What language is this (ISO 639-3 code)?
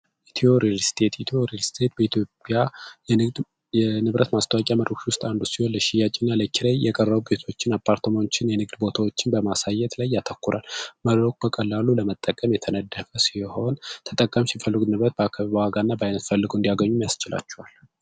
amh